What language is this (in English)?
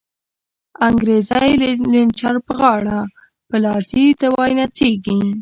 Pashto